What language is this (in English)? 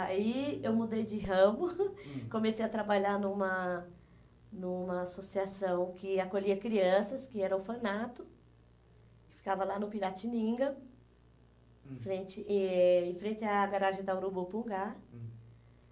Portuguese